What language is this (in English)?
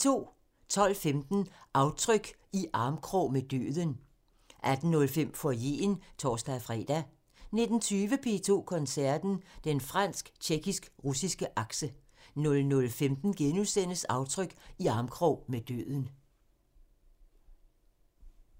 Danish